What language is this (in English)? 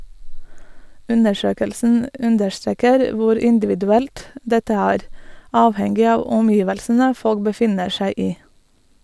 Norwegian